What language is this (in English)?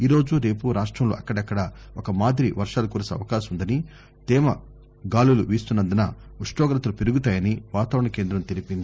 Telugu